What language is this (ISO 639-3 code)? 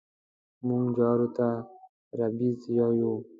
pus